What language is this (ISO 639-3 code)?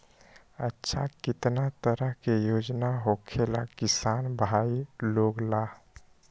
mag